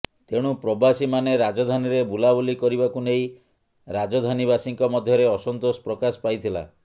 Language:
Odia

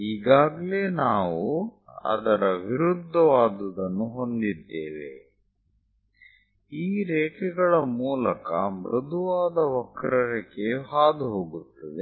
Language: Kannada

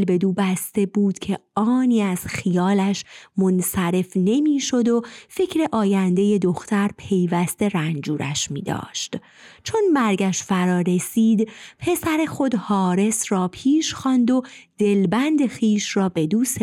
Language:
Persian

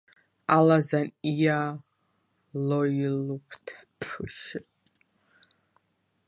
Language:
Georgian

